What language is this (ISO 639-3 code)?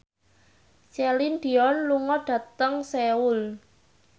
jav